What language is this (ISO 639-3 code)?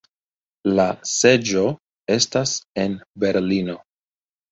epo